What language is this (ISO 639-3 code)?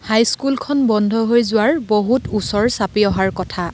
asm